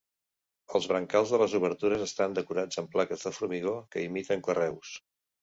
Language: Catalan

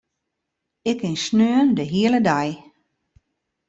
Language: Western Frisian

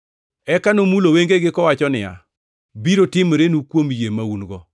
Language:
Luo (Kenya and Tanzania)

